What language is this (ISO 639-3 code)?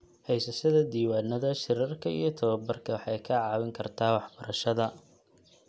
som